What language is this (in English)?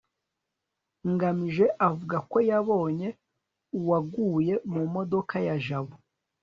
Kinyarwanda